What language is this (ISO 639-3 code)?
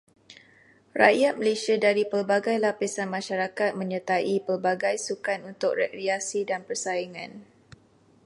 msa